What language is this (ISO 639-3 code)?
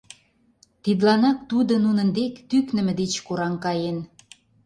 chm